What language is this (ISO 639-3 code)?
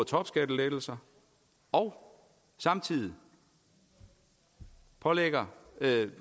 dan